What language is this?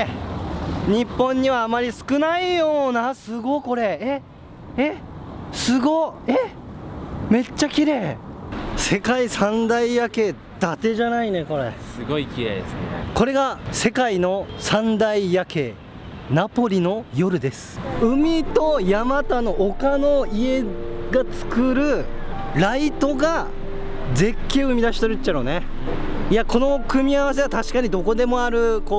Japanese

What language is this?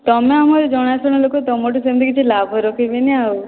Odia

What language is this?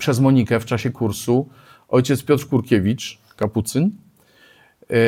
Polish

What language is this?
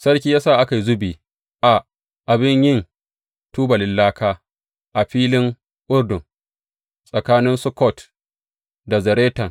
Hausa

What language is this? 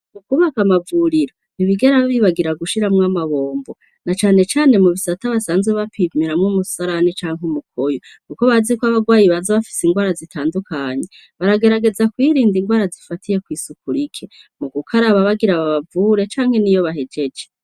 Rundi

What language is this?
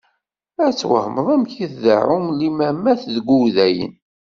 Kabyle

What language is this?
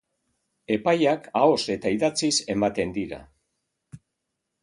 Basque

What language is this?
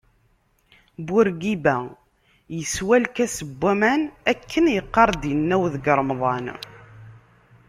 Kabyle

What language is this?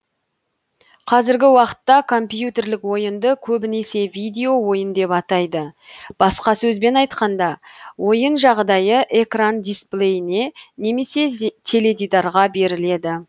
Kazakh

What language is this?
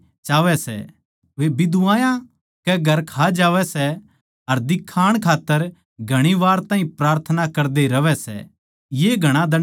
Haryanvi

